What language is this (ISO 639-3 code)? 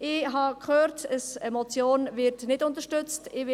gsw